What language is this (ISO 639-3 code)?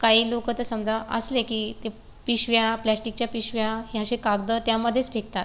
mar